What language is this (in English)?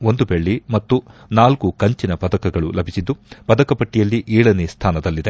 Kannada